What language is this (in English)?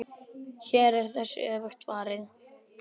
Icelandic